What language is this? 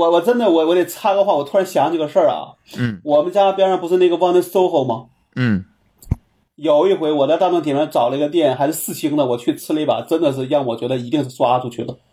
Chinese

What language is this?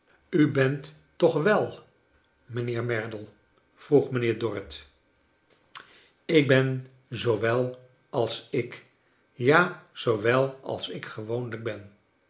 Dutch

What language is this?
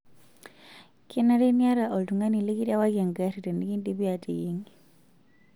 Masai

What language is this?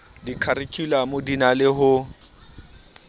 Southern Sotho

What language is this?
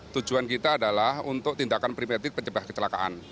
Indonesian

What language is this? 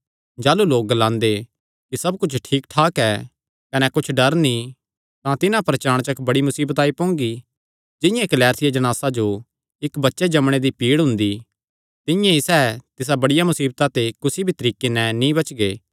Kangri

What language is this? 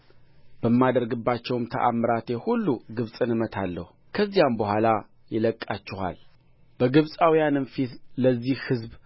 Amharic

